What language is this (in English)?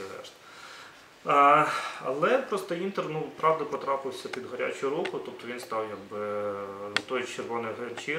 Ukrainian